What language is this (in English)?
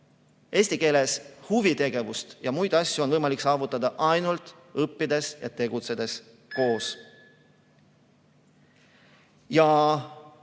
Estonian